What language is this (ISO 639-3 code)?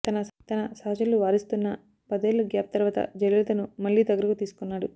tel